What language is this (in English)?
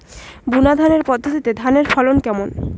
Bangla